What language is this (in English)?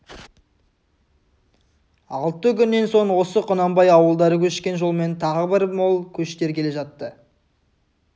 Kazakh